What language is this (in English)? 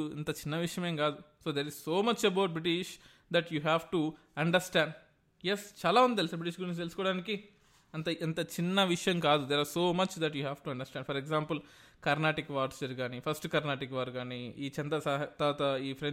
Telugu